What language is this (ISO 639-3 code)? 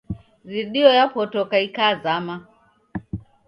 dav